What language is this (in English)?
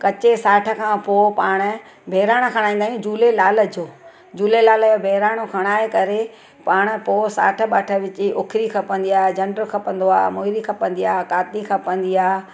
Sindhi